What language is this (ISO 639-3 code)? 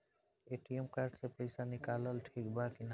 bho